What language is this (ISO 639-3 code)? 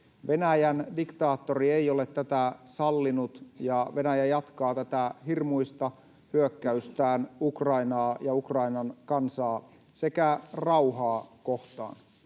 fin